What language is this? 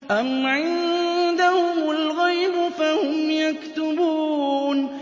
Arabic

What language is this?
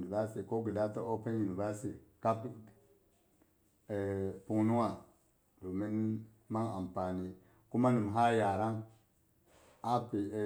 Boghom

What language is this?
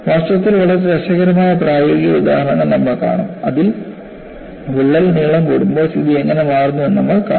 Malayalam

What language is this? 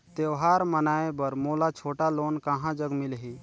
Chhattisgarhi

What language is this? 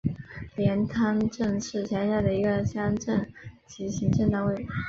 Chinese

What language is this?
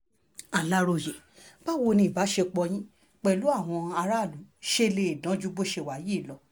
Yoruba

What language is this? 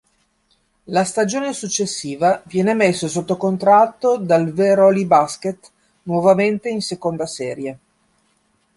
Italian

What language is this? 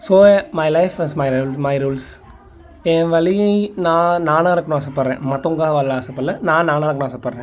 Tamil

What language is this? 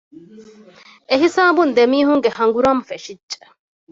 Divehi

